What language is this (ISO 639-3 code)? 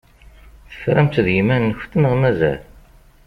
kab